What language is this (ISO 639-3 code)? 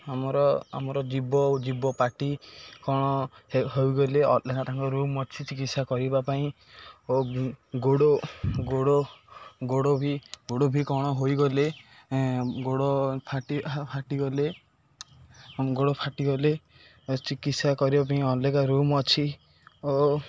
ori